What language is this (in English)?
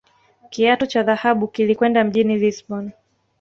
Swahili